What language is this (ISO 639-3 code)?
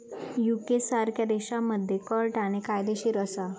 mar